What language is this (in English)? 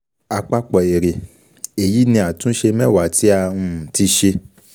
Yoruba